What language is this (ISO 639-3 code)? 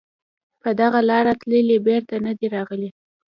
pus